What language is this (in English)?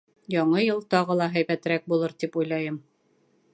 Bashkir